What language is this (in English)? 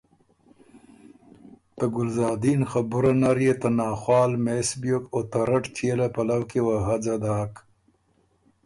Ormuri